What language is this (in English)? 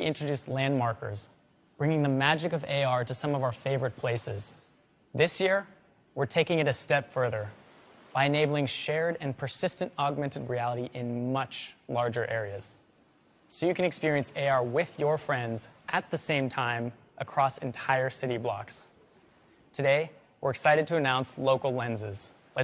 English